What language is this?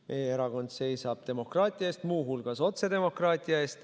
Estonian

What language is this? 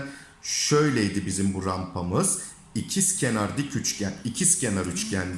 Turkish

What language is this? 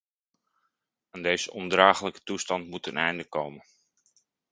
Dutch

